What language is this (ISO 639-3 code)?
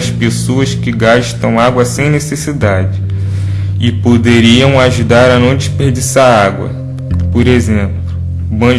por